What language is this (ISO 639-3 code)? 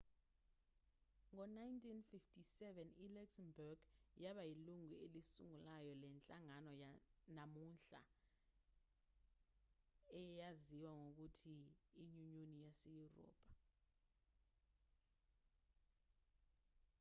zul